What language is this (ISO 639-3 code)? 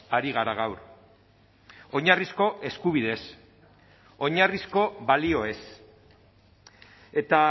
eus